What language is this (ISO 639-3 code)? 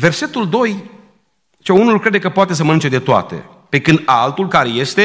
ron